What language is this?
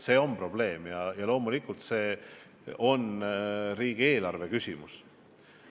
Estonian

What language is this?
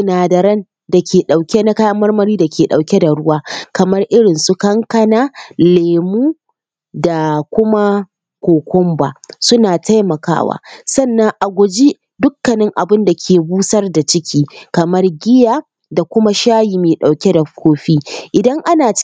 Hausa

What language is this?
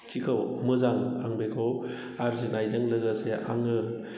Bodo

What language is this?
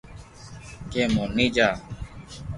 Loarki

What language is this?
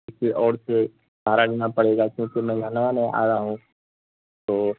Urdu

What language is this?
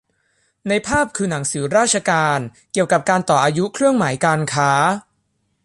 Thai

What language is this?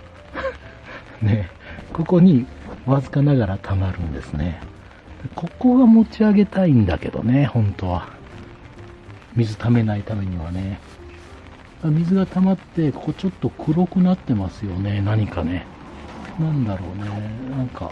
Japanese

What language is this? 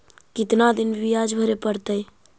Magahi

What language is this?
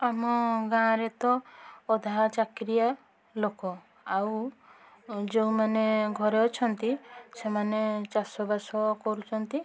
Odia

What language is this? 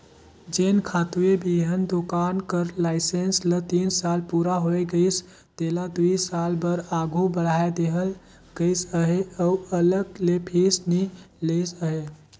Chhattisgarhi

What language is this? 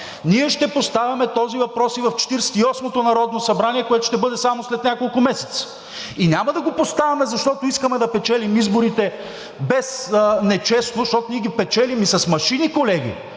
Bulgarian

